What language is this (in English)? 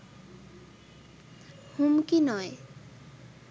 Bangla